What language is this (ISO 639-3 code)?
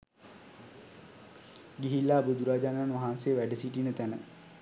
sin